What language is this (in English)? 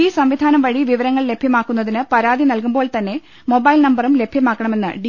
Malayalam